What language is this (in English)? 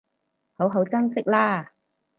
Cantonese